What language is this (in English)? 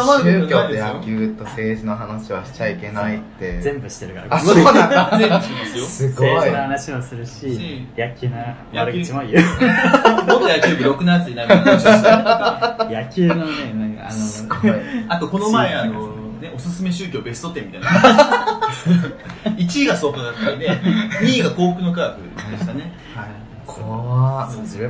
Japanese